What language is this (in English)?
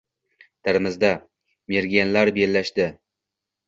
Uzbek